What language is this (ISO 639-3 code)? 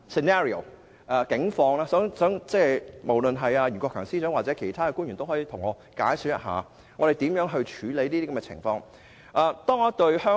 yue